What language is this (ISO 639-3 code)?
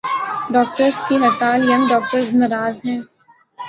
urd